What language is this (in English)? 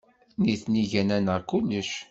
Kabyle